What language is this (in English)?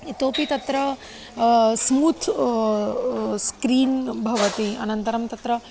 Sanskrit